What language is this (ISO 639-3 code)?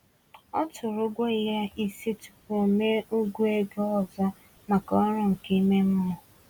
ibo